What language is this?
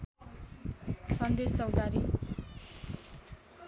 Nepali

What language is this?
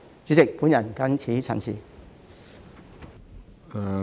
Cantonese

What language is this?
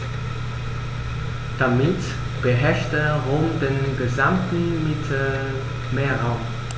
German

